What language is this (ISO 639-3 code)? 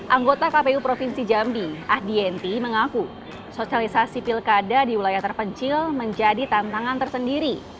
ind